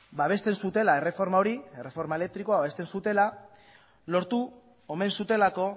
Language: Basque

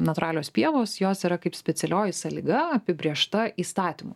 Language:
Lithuanian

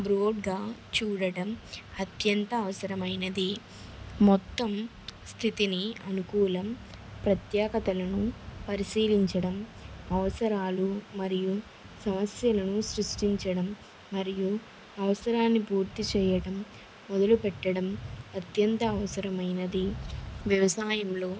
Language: Telugu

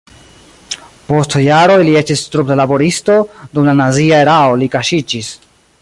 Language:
Esperanto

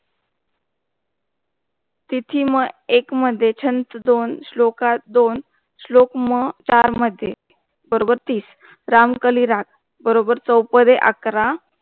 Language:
Marathi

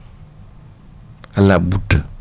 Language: Wolof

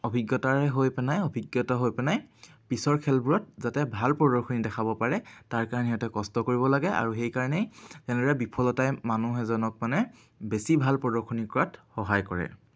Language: Assamese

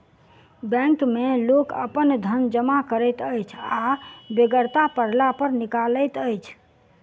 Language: Maithili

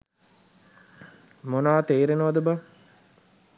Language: Sinhala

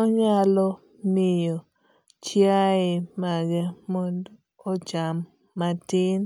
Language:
Luo (Kenya and Tanzania)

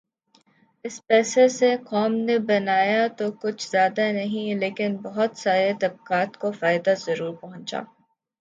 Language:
Urdu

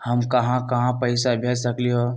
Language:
Magahi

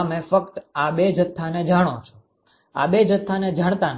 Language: Gujarati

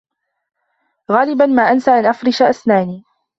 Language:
Arabic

